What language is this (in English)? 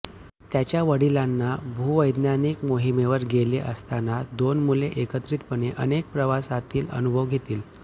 Marathi